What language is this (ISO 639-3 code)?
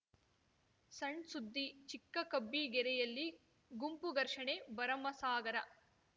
kan